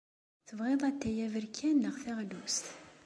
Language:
Kabyle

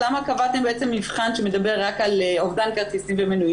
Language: Hebrew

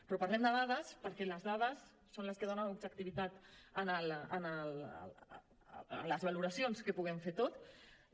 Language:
Catalan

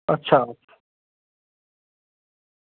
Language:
Dogri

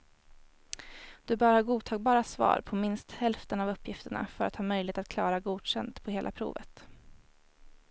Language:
Swedish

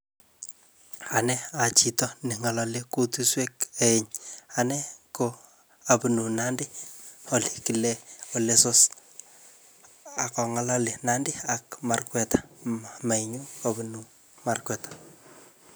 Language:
Kalenjin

